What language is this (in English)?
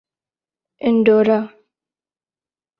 Urdu